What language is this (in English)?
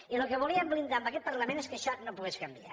Catalan